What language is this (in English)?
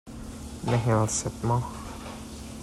Hakha Chin